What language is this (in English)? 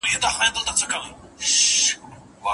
Pashto